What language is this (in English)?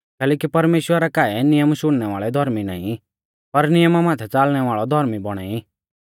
Mahasu Pahari